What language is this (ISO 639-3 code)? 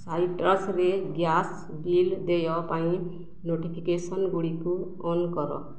ori